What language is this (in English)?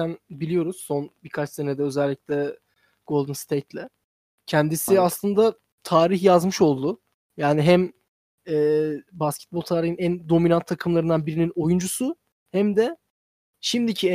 Turkish